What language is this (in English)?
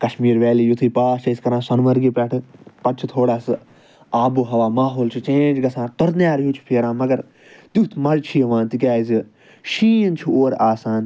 Kashmiri